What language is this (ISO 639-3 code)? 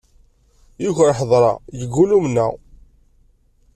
kab